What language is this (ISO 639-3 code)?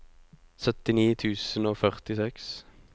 nor